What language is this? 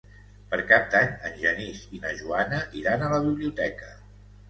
Catalan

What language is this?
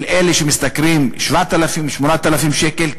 Hebrew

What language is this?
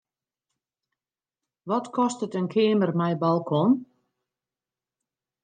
Western Frisian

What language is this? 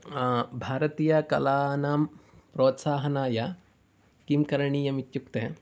Sanskrit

